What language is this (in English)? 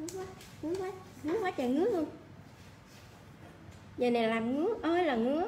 Vietnamese